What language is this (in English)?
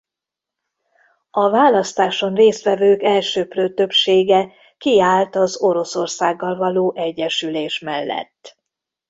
Hungarian